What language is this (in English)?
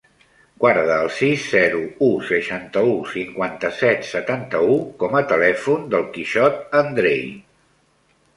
Catalan